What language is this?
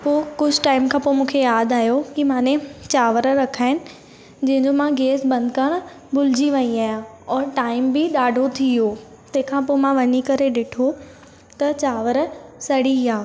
Sindhi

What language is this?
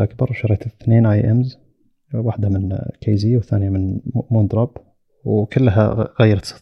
Arabic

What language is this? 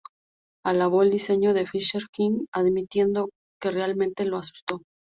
Spanish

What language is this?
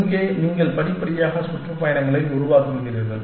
Tamil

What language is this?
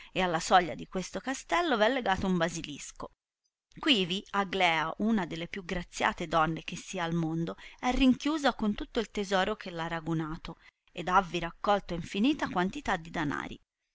Italian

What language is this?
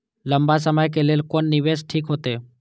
Maithili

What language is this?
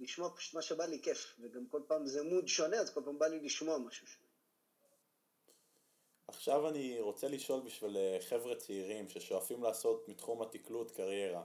Hebrew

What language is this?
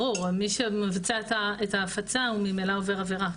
Hebrew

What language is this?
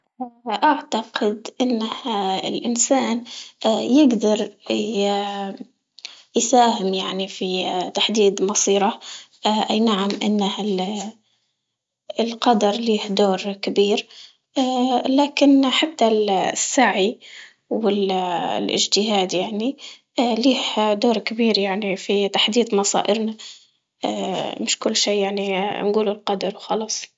Libyan Arabic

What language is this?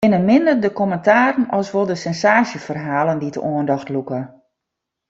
Western Frisian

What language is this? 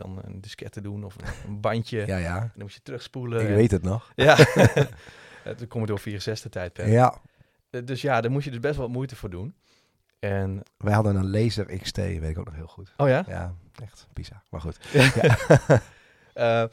Dutch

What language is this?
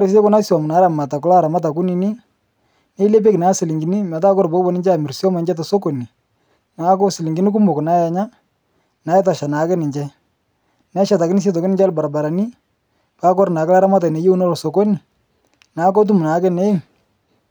Masai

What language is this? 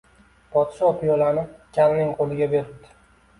Uzbek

